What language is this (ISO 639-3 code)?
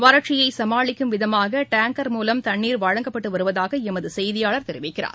tam